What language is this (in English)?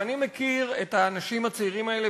Hebrew